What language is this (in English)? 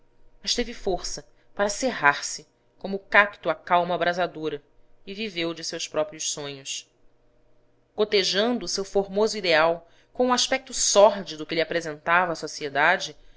Portuguese